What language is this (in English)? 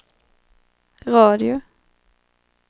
Swedish